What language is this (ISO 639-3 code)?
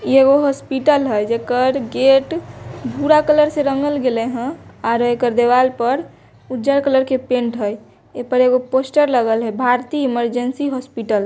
mag